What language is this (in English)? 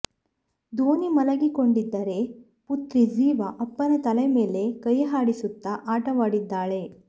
Kannada